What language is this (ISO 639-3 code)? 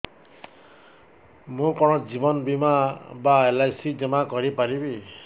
ori